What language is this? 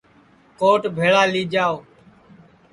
Sansi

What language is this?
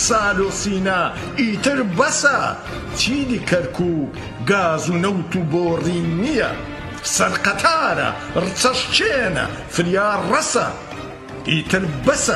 Persian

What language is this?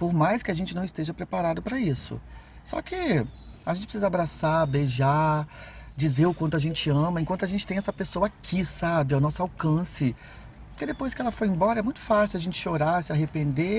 Portuguese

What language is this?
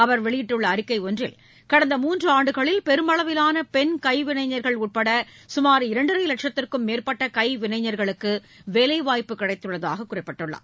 Tamil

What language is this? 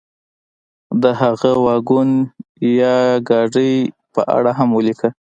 Pashto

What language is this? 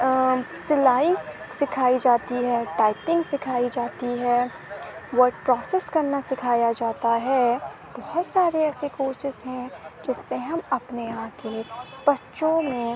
Urdu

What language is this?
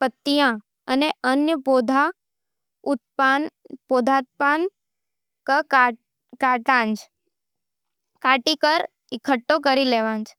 Nimadi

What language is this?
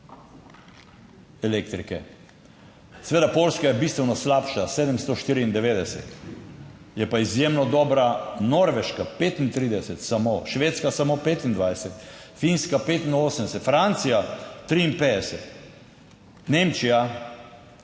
Slovenian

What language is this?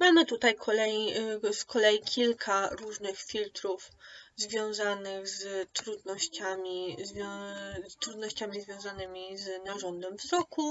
Polish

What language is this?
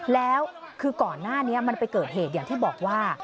Thai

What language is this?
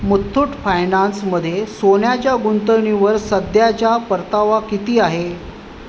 Marathi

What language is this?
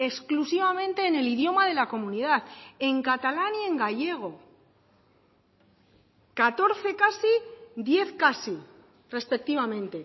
Spanish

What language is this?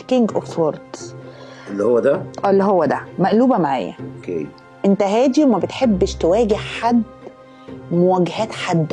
Arabic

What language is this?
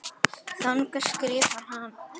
Icelandic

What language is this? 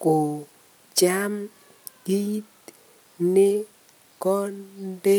Kalenjin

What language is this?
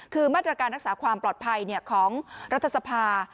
Thai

